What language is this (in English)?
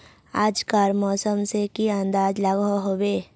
Magahi